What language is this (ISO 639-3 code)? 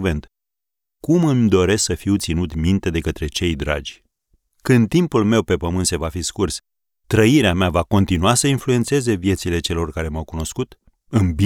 ron